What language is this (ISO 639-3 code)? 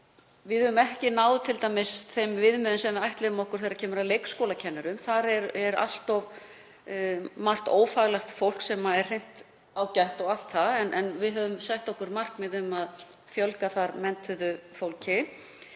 isl